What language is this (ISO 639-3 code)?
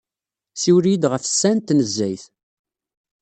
kab